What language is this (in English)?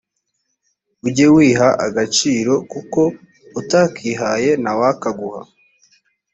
Kinyarwanda